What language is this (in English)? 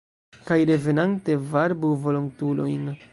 Esperanto